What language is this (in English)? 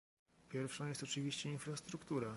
Polish